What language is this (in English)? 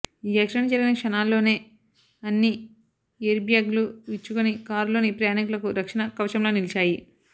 Telugu